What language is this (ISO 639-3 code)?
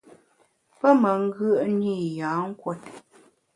bax